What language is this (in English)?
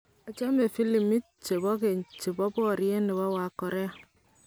Kalenjin